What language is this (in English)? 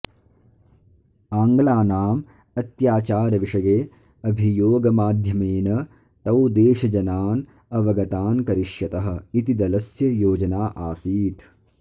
Sanskrit